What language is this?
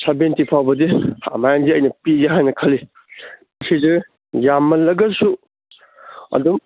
Manipuri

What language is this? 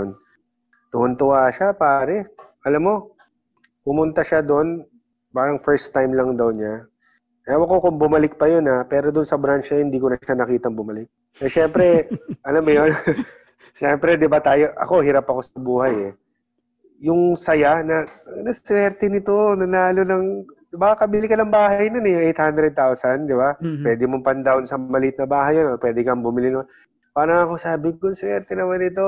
Filipino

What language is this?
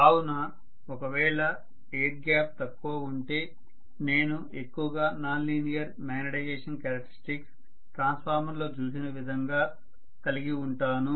Telugu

